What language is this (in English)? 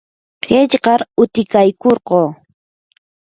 Yanahuanca Pasco Quechua